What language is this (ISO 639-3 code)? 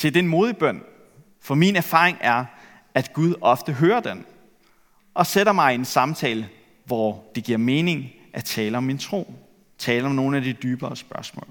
dan